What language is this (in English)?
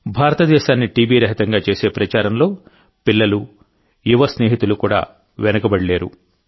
Telugu